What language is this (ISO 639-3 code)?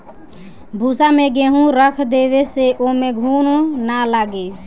bho